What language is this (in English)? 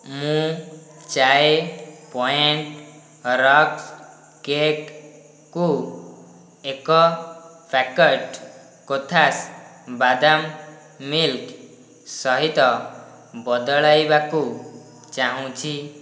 Odia